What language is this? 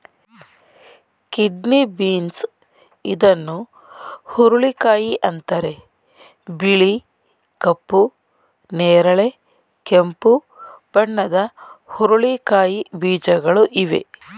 Kannada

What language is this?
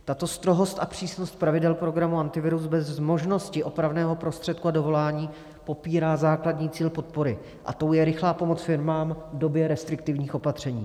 Czech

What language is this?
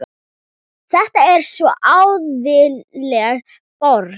Icelandic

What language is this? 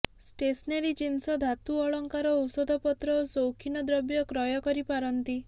Odia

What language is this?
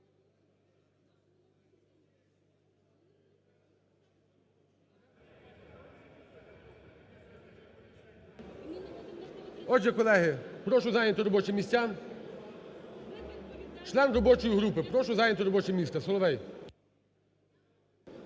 Ukrainian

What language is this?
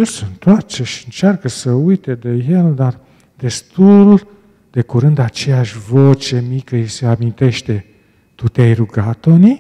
Romanian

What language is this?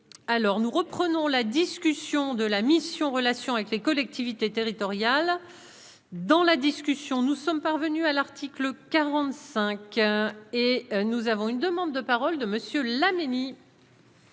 French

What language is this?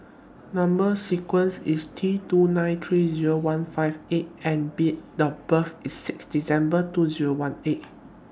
English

